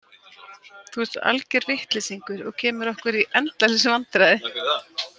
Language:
Icelandic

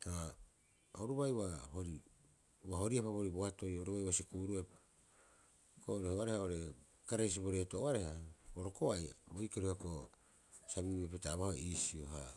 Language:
Rapoisi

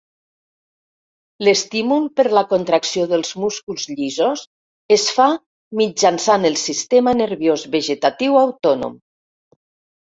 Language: Catalan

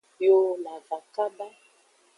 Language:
Aja (Benin)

